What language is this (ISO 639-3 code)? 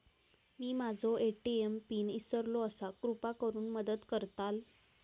mar